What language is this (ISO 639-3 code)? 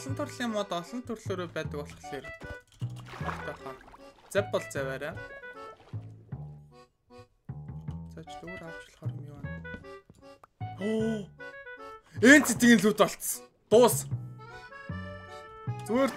ron